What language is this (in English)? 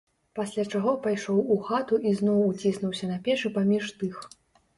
Belarusian